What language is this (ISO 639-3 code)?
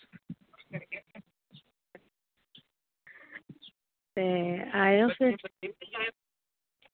doi